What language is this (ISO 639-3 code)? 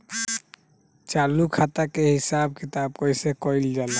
bho